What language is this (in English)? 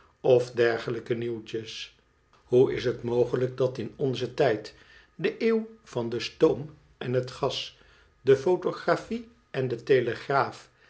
Dutch